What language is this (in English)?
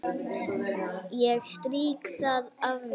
Icelandic